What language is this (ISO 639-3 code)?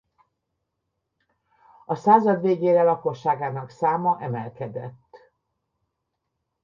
hun